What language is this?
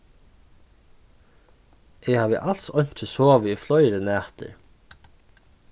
Faroese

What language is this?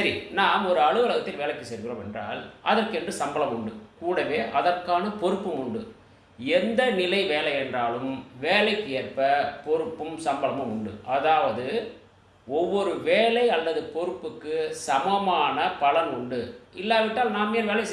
Tamil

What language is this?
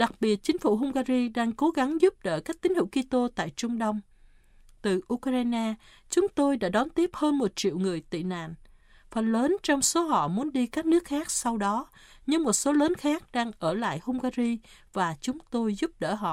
Vietnamese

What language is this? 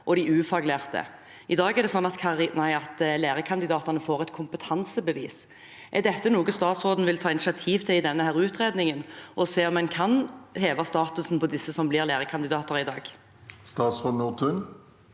Norwegian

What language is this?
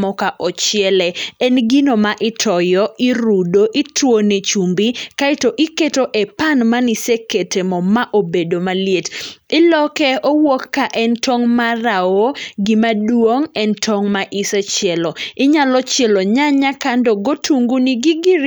Luo (Kenya and Tanzania)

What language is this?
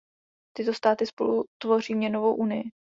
Czech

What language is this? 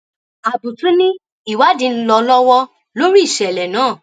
Yoruba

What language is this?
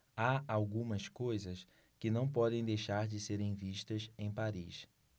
Portuguese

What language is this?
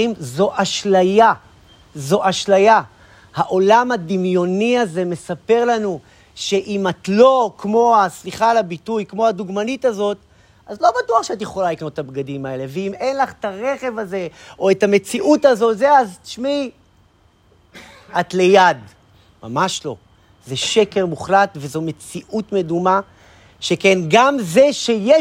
Hebrew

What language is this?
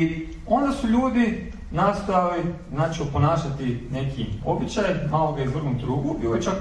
Croatian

